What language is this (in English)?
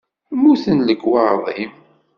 Kabyle